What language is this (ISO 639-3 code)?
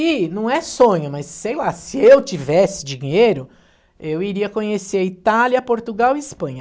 por